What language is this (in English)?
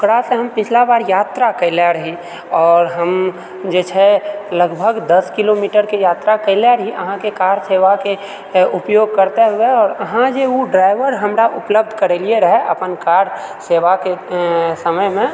Maithili